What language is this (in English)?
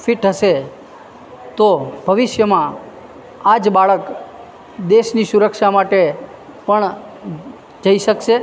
Gujarati